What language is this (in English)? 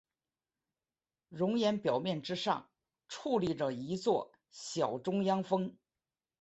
Chinese